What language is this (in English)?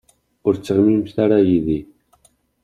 Kabyle